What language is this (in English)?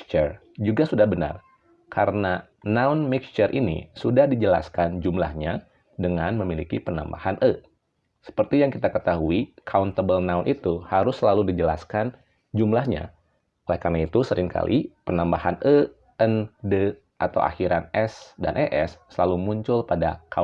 Indonesian